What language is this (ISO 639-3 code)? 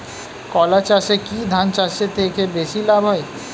ben